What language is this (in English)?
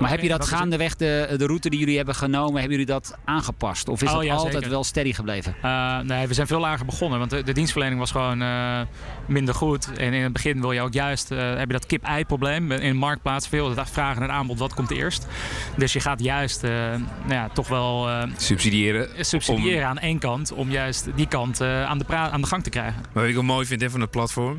Dutch